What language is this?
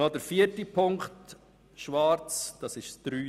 Swiss German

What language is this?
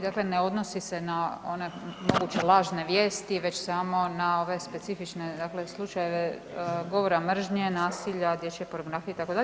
Croatian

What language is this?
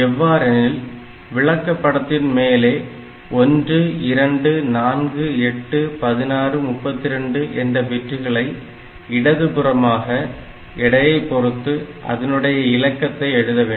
Tamil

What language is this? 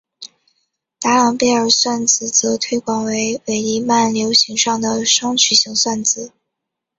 Chinese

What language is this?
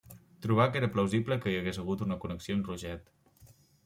Catalan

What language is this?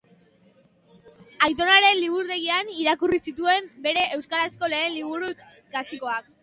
Basque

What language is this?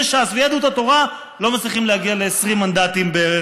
Hebrew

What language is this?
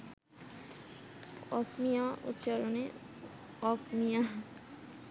Bangla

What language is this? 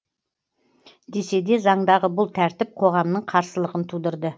Kazakh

